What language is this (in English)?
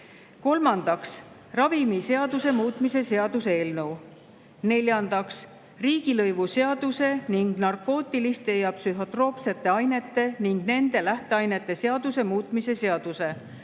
Estonian